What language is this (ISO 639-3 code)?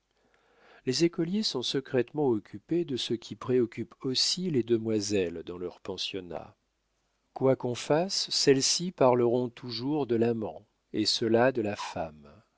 fra